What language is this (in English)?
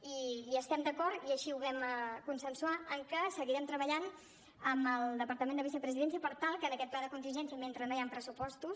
Catalan